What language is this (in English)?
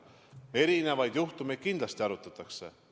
Estonian